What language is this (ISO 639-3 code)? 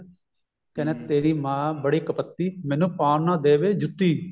pan